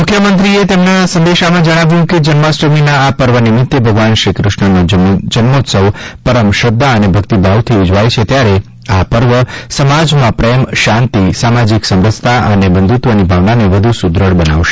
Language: Gujarati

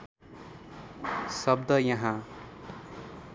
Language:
Nepali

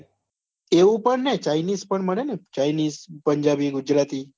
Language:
Gujarati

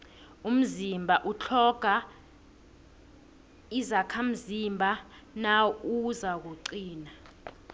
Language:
South Ndebele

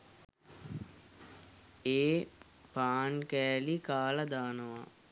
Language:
Sinhala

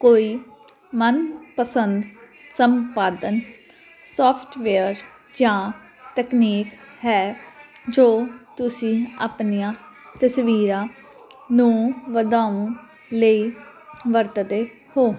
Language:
Punjabi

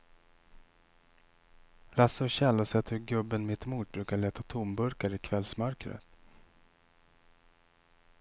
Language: Swedish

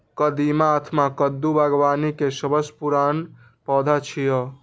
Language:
Maithili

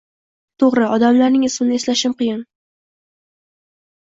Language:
Uzbek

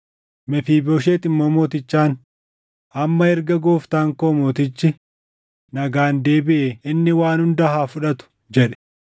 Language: Oromo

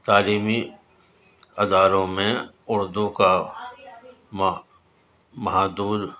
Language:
Urdu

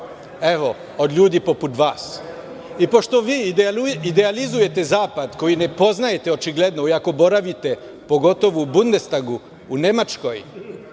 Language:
Serbian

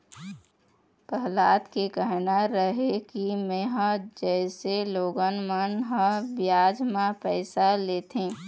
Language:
Chhattisgarhi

